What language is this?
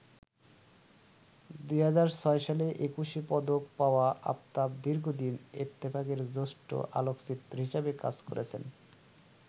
Bangla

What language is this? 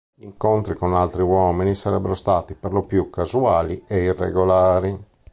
Italian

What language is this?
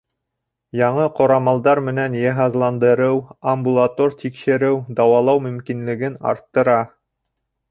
Bashkir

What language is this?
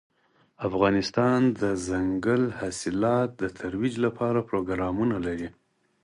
Pashto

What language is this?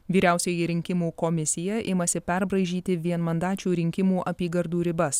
Lithuanian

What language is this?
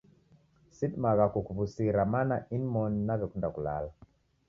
Taita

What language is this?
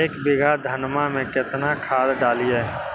Magahi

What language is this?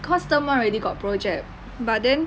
English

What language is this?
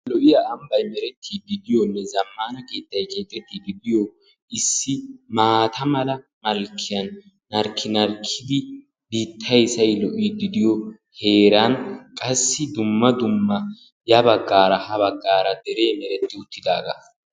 Wolaytta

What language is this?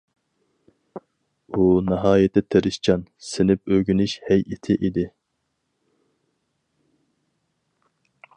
Uyghur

